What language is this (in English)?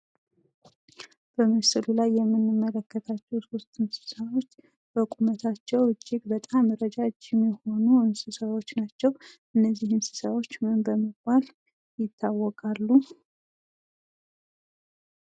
Amharic